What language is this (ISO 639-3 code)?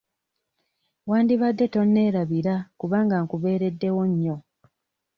lug